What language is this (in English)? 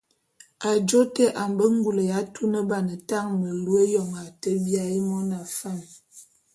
Bulu